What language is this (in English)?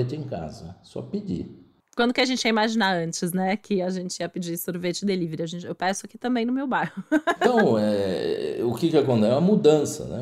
Portuguese